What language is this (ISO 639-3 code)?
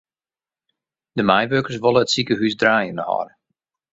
fry